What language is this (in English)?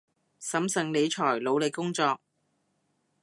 Cantonese